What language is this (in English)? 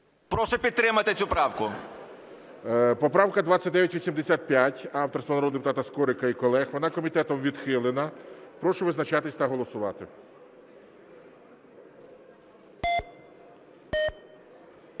Ukrainian